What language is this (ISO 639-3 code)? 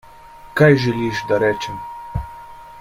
slv